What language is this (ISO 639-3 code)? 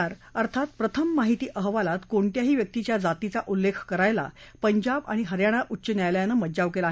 mar